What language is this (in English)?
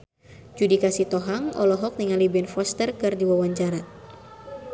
Sundanese